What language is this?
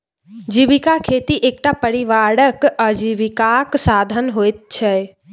Maithili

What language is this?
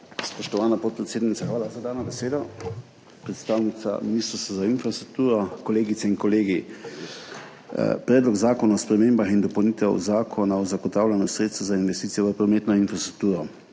Slovenian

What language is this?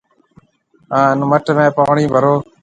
Marwari (Pakistan)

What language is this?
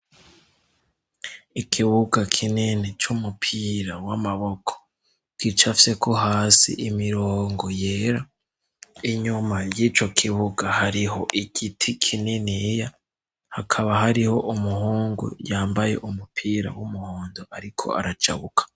Rundi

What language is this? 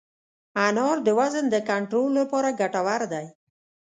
Pashto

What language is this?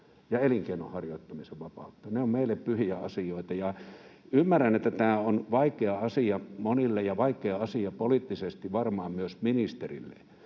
Finnish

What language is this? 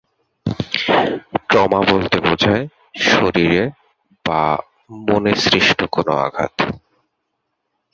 Bangla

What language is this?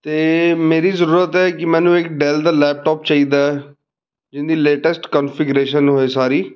Punjabi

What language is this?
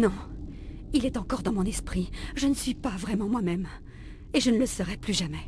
French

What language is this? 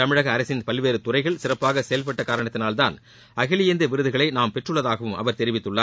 Tamil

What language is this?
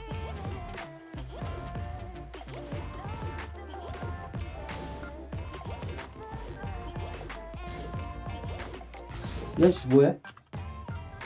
Korean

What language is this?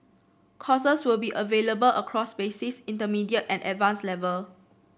English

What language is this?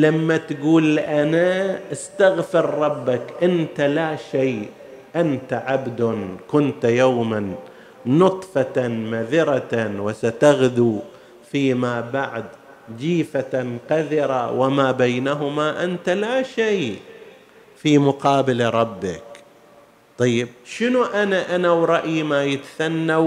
Arabic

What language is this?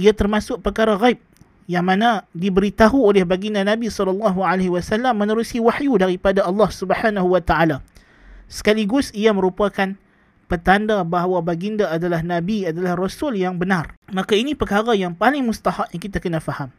Malay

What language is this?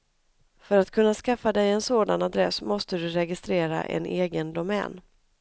Swedish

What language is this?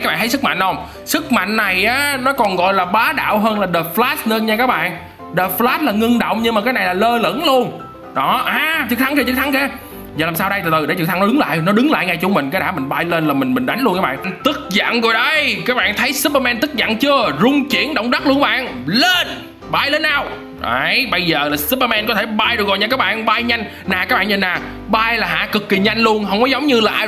Vietnamese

